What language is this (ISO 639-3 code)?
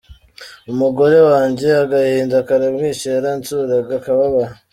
kin